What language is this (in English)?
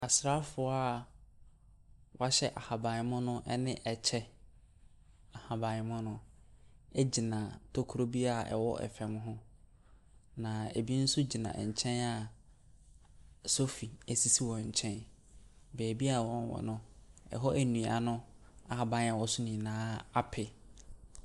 Akan